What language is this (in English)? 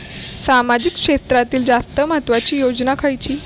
Marathi